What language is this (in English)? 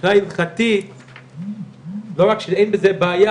Hebrew